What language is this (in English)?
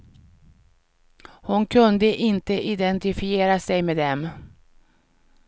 Swedish